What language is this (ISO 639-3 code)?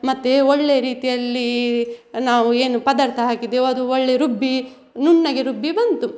kan